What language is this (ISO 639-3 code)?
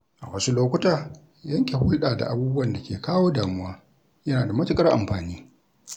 hau